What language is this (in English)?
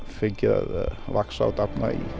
Icelandic